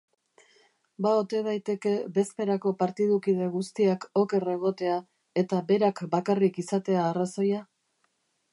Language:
Basque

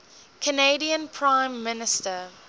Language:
English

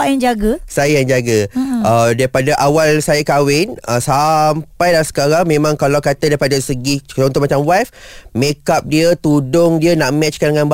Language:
Malay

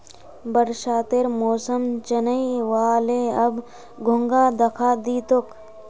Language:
Magahi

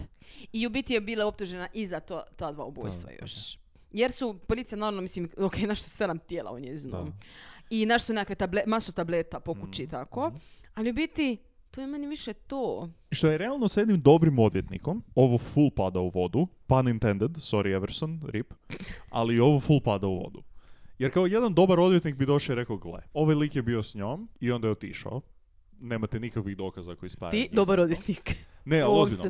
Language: Croatian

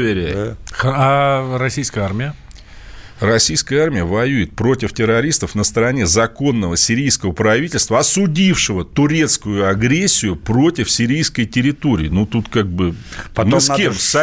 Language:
Russian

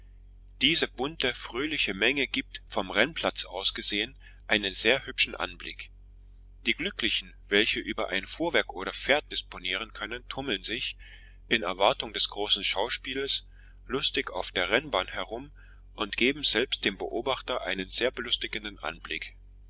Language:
German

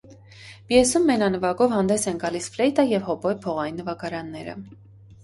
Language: Armenian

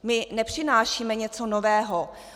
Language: Czech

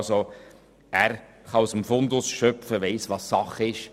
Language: Swiss German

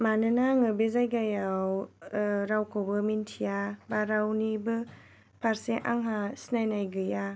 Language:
Bodo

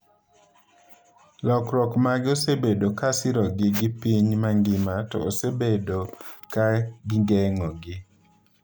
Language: Luo (Kenya and Tanzania)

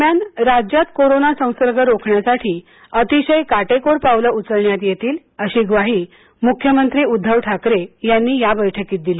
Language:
Marathi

